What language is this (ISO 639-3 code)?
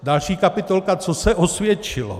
ces